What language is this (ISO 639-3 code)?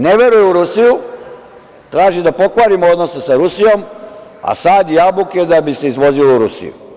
srp